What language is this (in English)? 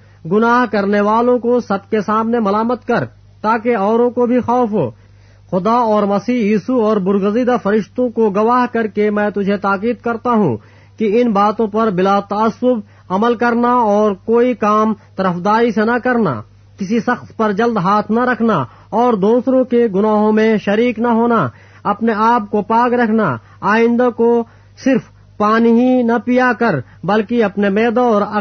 Urdu